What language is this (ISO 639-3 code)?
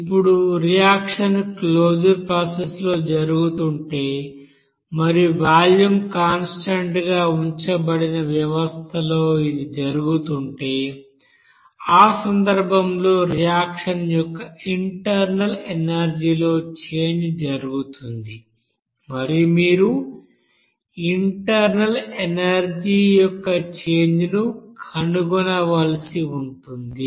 tel